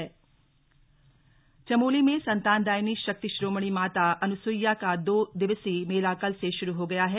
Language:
Hindi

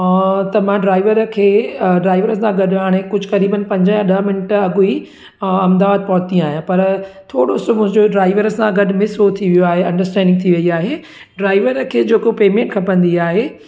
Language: Sindhi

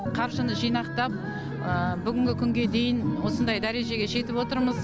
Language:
Kazakh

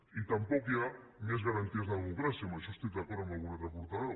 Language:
Catalan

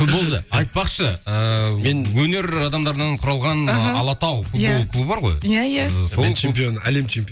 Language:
Kazakh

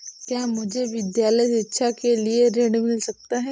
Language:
Hindi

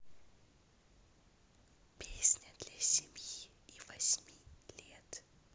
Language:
Russian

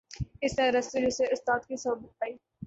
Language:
Urdu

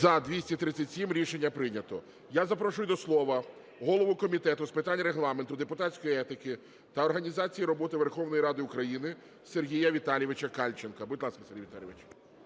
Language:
Ukrainian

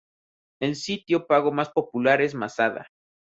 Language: Spanish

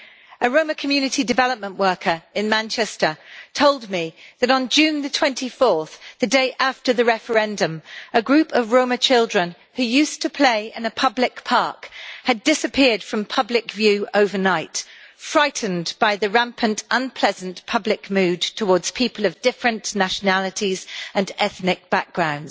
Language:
English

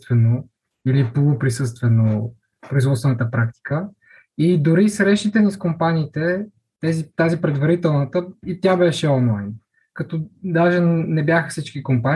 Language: Bulgarian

